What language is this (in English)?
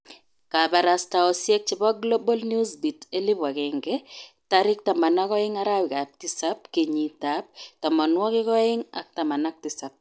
Kalenjin